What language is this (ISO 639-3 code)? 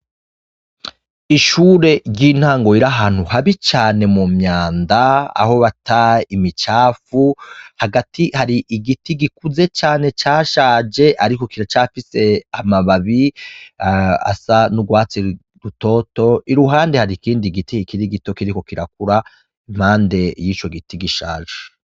run